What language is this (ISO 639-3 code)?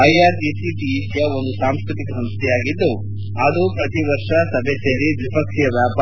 kan